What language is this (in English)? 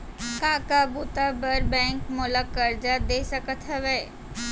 Chhattisgarhi